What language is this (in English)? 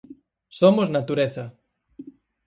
Galician